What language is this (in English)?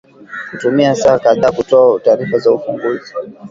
Swahili